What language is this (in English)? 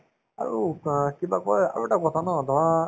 Assamese